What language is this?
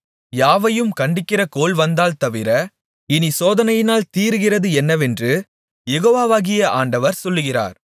Tamil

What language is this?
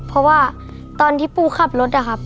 Thai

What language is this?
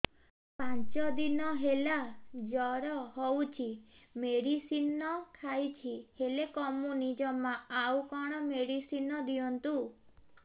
Odia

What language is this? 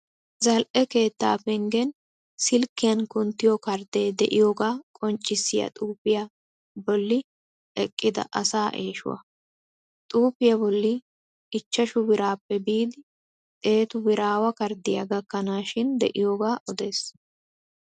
Wolaytta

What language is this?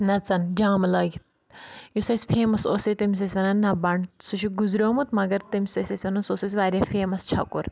Kashmiri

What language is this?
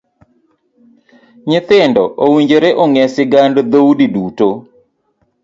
Luo (Kenya and Tanzania)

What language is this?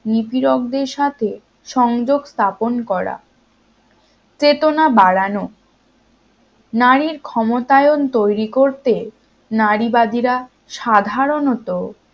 Bangla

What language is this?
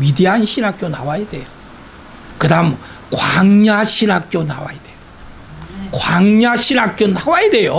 Korean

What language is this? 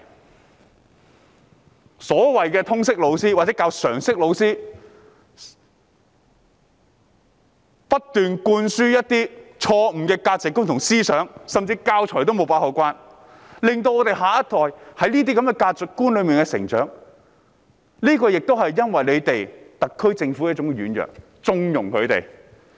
Cantonese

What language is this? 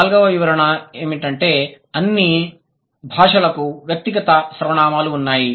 Telugu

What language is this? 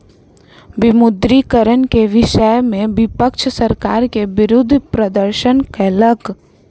Maithili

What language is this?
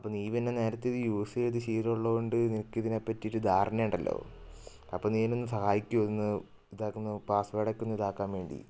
Malayalam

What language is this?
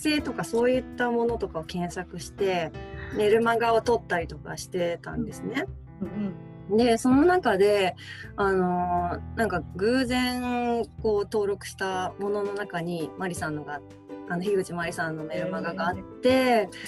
Japanese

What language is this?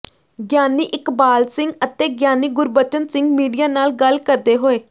Punjabi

